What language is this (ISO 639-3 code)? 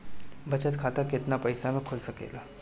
bho